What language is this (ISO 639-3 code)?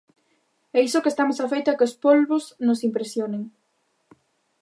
glg